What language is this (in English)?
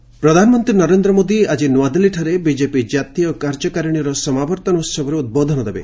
Odia